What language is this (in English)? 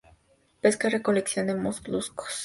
Spanish